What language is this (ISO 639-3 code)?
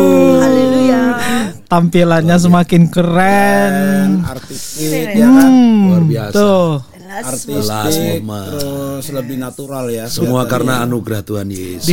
ind